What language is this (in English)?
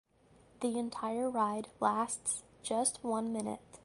English